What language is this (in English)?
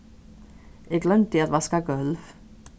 Faroese